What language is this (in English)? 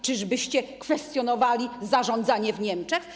Polish